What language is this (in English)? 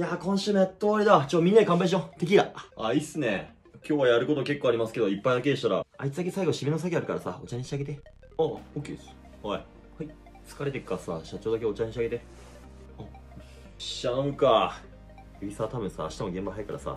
Japanese